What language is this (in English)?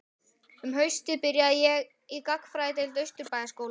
Icelandic